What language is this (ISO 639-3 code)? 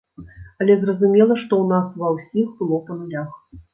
bel